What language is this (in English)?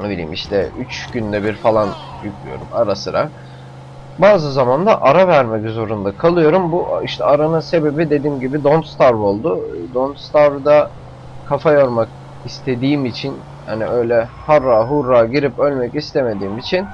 Turkish